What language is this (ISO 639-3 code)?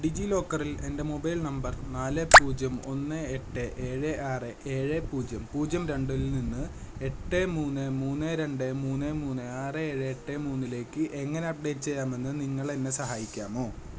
mal